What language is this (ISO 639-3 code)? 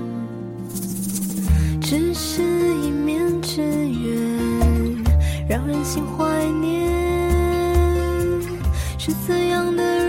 zho